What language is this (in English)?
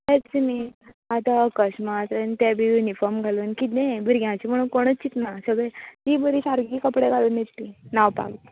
Konkani